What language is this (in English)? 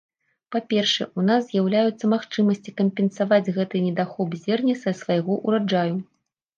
Belarusian